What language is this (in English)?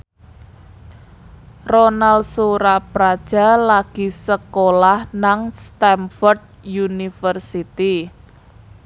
Javanese